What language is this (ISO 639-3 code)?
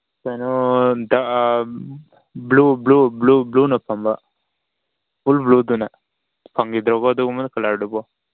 mni